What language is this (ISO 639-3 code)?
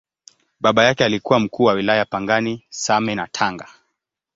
swa